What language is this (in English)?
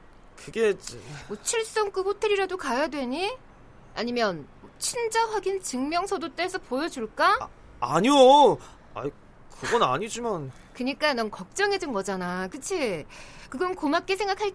Korean